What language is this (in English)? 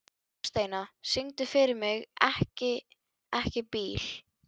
Icelandic